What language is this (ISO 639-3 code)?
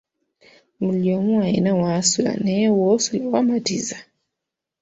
lug